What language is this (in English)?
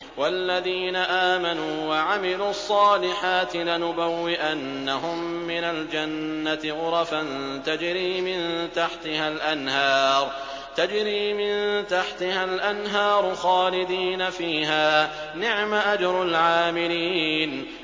Arabic